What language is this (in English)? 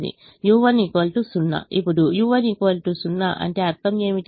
Telugu